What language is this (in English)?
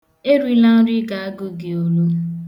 Igbo